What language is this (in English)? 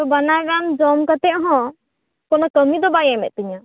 Santali